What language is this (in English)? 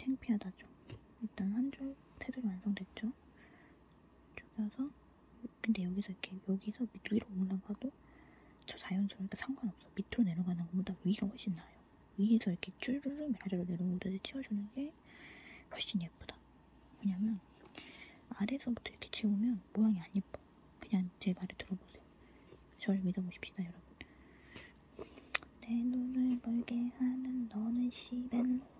Korean